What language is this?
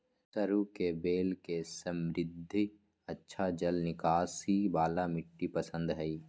Magahi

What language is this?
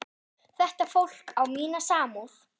Icelandic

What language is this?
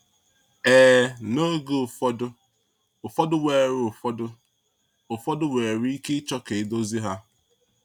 Igbo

